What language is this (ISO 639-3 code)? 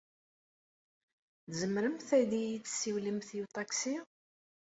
kab